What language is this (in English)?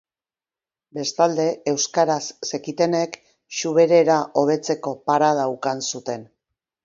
Basque